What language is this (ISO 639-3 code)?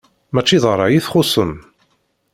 kab